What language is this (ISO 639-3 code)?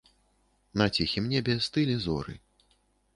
bel